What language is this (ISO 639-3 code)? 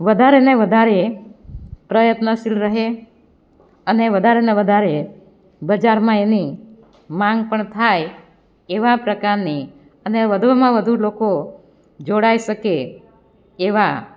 guj